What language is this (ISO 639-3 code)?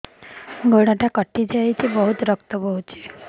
ori